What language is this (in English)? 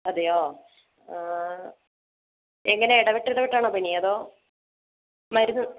Malayalam